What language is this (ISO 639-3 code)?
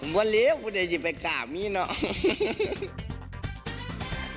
tha